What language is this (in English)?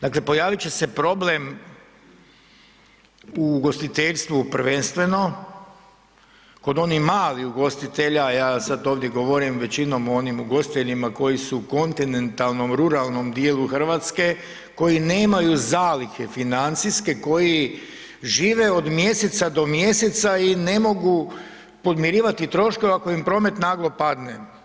Croatian